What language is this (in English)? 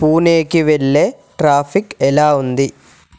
Telugu